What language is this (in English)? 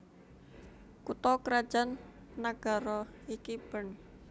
Javanese